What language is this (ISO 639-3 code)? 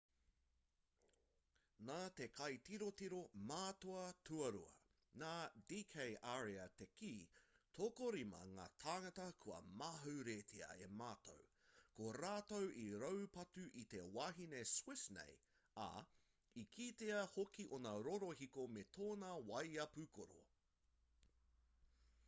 mri